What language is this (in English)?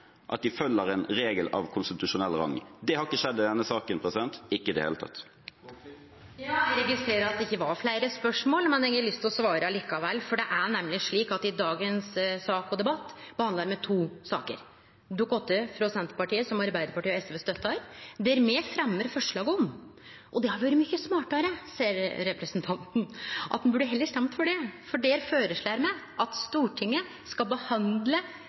Norwegian